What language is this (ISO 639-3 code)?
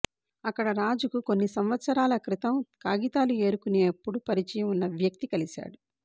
tel